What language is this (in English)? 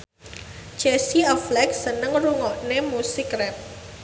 Javanese